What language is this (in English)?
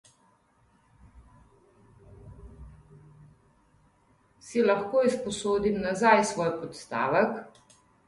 Slovenian